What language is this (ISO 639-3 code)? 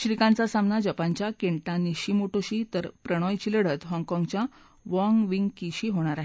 mar